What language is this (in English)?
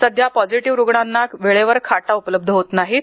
Marathi